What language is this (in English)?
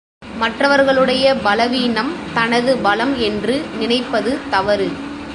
Tamil